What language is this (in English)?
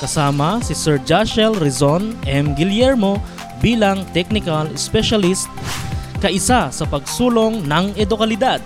Filipino